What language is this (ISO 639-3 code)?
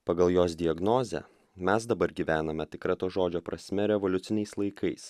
lit